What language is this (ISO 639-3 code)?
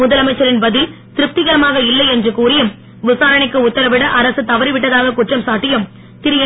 tam